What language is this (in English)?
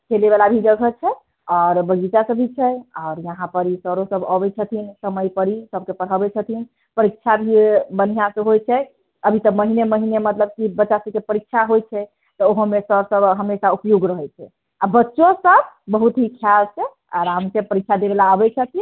Maithili